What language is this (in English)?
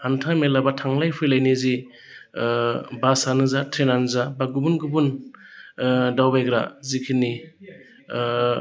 Bodo